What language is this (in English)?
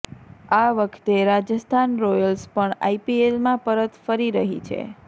Gujarati